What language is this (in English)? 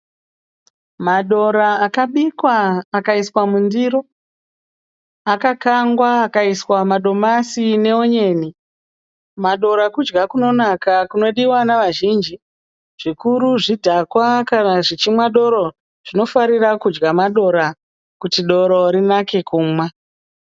Shona